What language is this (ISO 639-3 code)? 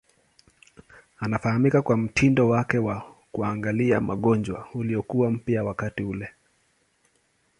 swa